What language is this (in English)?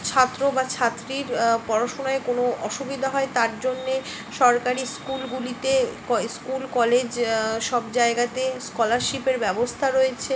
Bangla